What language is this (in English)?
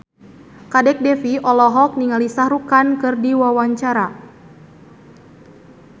Sundanese